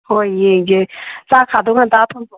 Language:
Manipuri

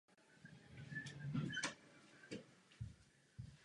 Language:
Czech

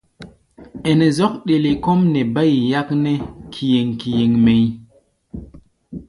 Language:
Gbaya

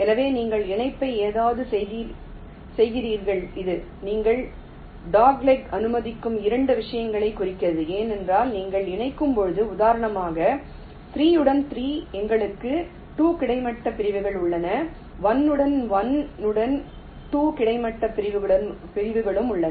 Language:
Tamil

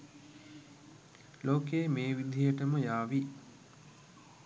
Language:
Sinhala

